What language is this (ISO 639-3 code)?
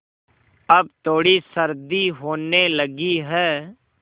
hin